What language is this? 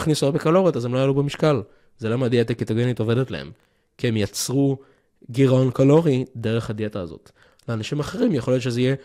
Hebrew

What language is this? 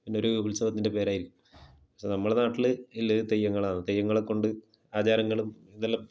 Malayalam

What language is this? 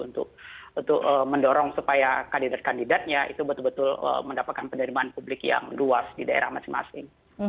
Indonesian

